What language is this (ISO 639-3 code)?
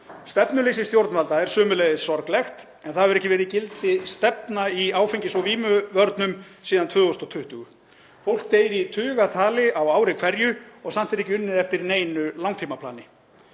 isl